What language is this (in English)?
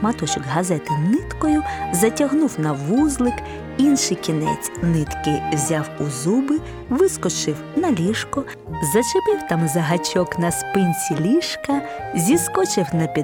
Ukrainian